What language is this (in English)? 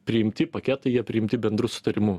Lithuanian